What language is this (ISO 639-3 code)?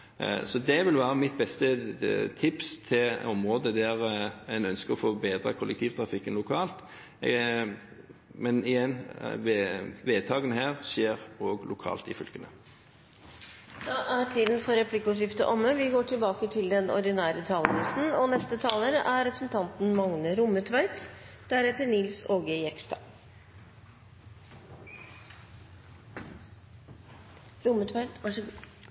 nor